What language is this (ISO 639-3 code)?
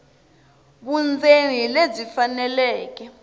tso